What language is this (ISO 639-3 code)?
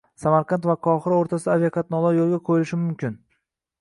uzb